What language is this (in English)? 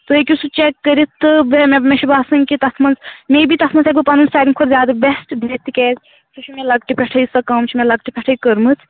Kashmiri